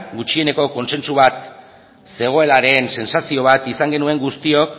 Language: Basque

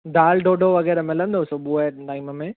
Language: Sindhi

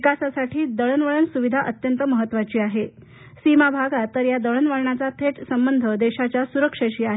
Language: Marathi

